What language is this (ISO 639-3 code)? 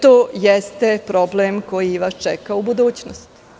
srp